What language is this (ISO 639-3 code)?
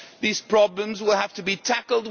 eng